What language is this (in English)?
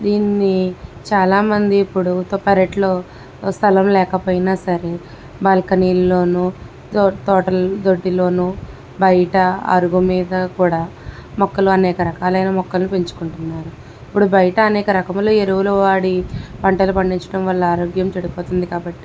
Telugu